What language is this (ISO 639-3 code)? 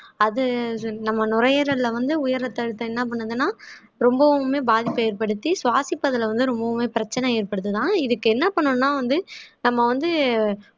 tam